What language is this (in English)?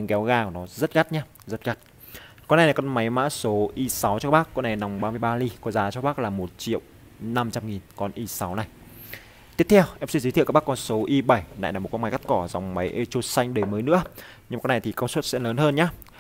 Vietnamese